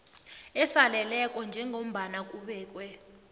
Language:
South Ndebele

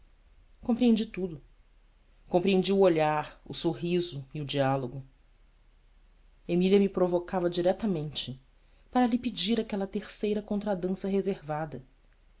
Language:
Portuguese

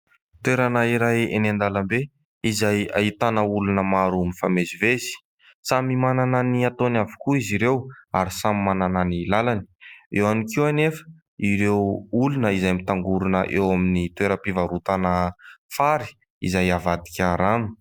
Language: Malagasy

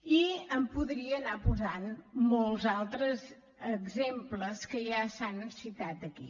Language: Catalan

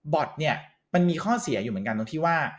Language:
Thai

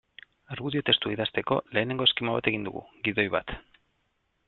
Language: Basque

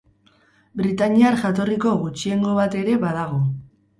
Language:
Basque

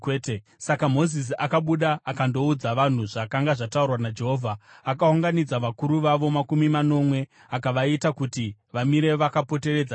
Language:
Shona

